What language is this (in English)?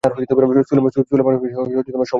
Bangla